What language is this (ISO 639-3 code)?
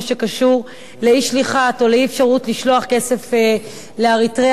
heb